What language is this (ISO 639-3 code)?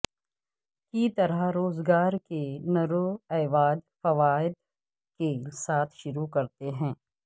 urd